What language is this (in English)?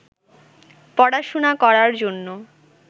Bangla